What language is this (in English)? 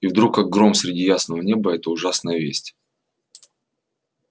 Russian